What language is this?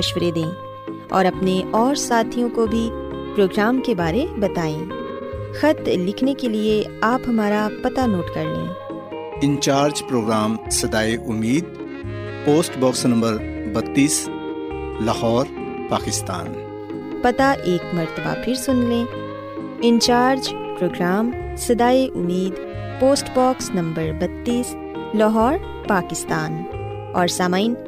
Urdu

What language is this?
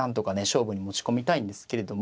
Japanese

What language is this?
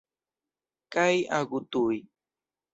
Esperanto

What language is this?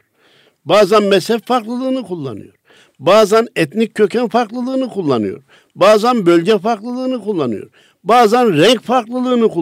Turkish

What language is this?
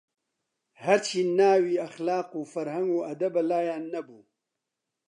Central Kurdish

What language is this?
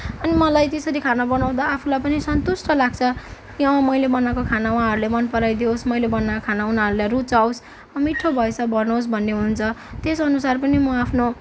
Nepali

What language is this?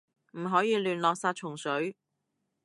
Cantonese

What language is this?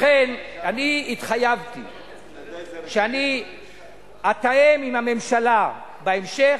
Hebrew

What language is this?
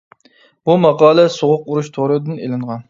Uyghur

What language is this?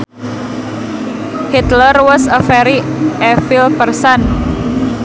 Sundanese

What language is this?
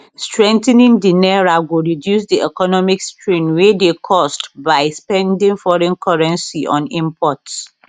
Nigerian Pidgin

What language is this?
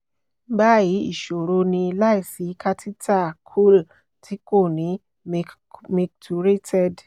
Yoruba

